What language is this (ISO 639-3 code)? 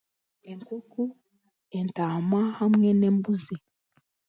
cgg